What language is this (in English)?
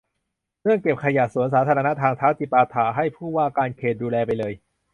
Thai